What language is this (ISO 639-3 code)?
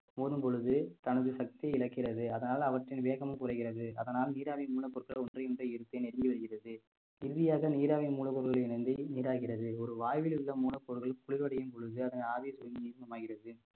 tam